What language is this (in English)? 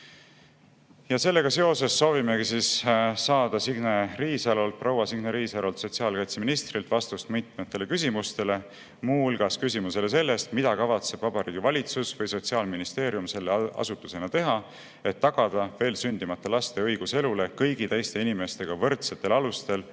Estonian